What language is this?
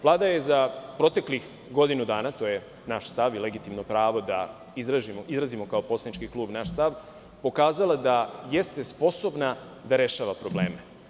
Serbian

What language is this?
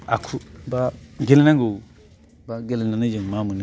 Bodo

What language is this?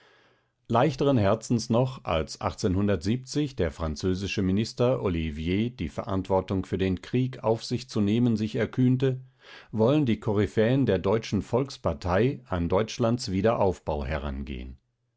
German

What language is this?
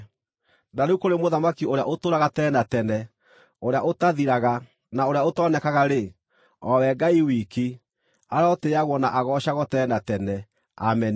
Kikuyu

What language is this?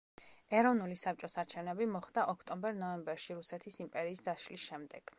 Georgian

